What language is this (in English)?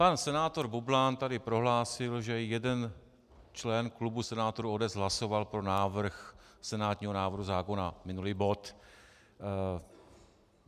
Czech